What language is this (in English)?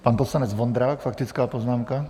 Czech